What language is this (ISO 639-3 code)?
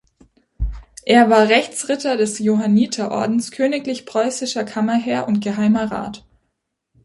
deu